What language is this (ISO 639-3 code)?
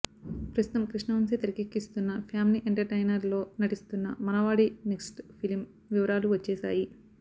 tel